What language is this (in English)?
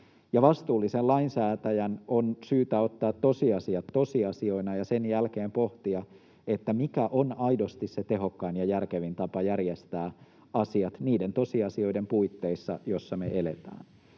Finnish